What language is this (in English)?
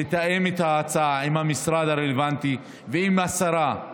Hebrew